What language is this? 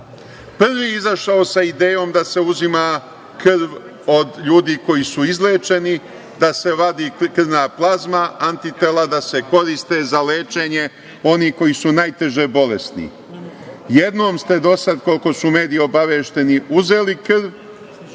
Serbian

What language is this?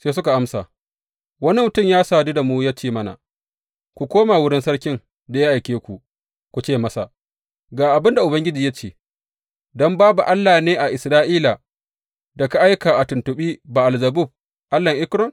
Hausa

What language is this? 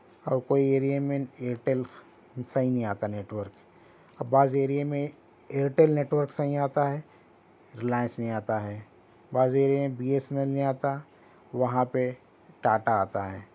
Urdu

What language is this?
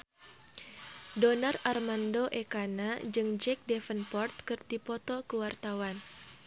Sundanese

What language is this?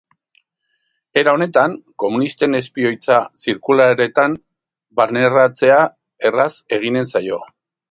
Basque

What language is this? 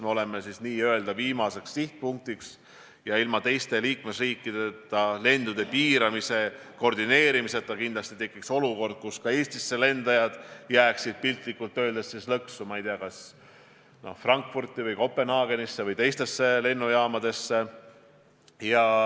Estonian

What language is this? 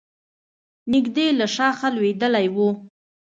Pashto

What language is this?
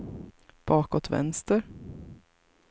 Swedish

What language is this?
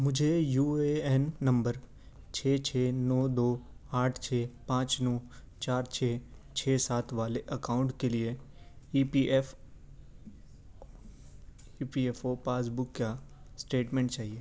Urdu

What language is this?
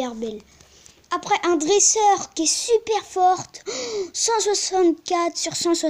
French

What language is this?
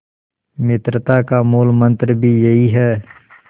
Hindi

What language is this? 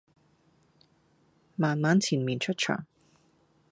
Cantonese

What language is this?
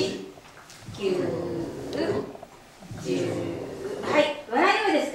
Japanese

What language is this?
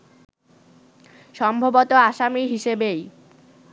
Bangla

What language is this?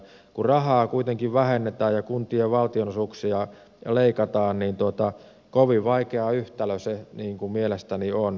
Finnish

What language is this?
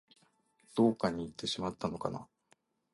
Japanese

